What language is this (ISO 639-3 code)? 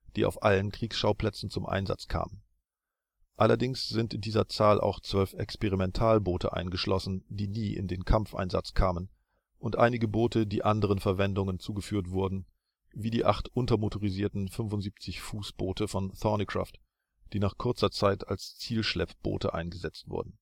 deu